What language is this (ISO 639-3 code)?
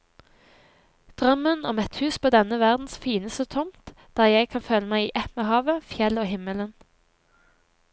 nor